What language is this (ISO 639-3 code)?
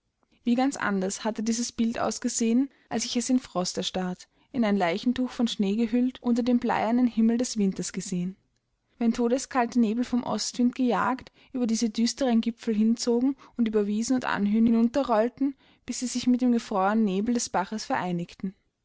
deu